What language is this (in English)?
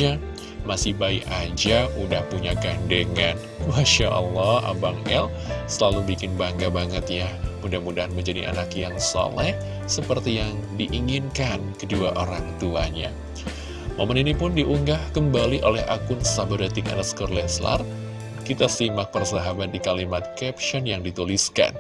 Indonesian